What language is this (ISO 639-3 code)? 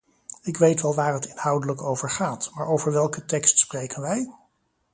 nld